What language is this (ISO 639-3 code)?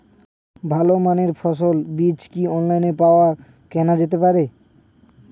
ben